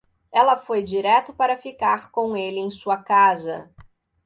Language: Portuguese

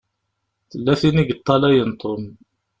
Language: Kabyle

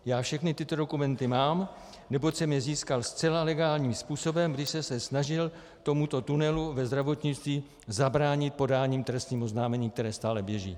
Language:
Czech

